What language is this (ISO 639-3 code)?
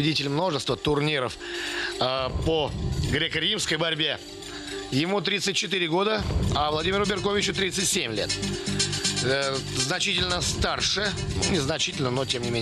rus